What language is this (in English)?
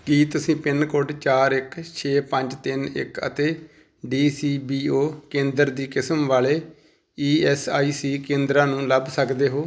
Punjabi